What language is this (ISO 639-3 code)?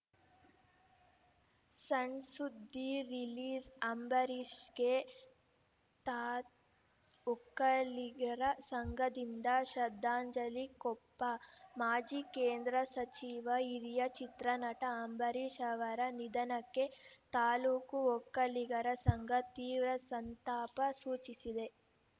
kan